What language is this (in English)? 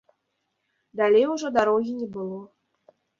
Belarusian